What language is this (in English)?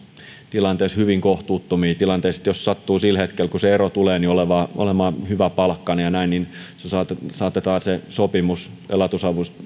Finnish